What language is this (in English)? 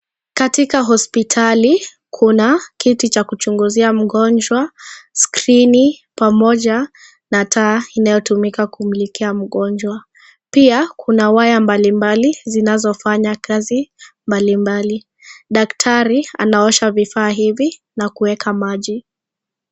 Swahili